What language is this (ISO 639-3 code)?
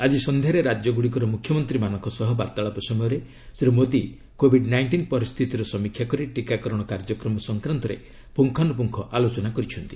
ori